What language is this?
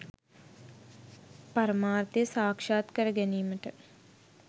Sinhala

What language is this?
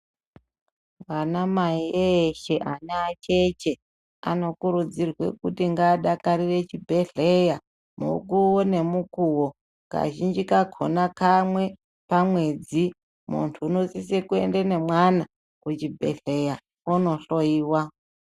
Ndau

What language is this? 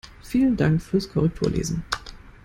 German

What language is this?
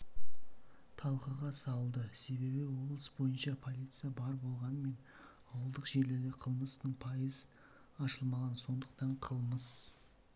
Kazakh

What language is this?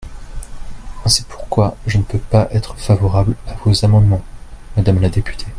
French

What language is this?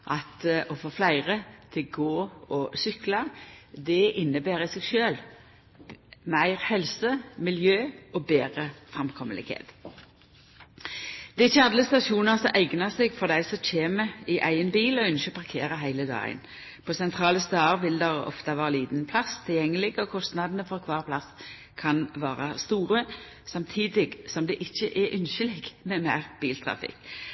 Norwegian Nynorsk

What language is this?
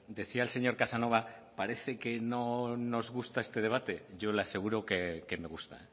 Spanish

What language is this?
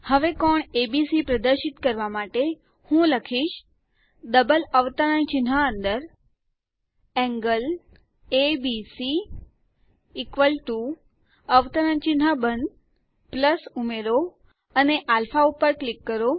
Gujarati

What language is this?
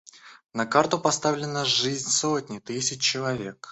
Russian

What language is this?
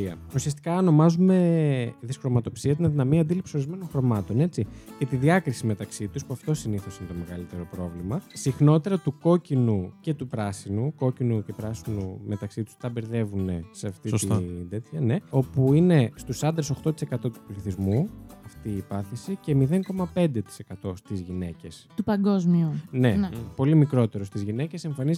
Greek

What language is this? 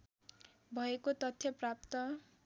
Nepali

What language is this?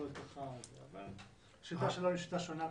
Hebrew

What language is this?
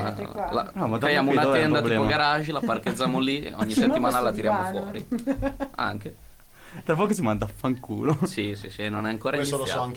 Italian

